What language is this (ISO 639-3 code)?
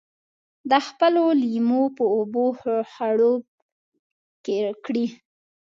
pus